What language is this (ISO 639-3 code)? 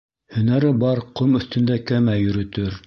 bak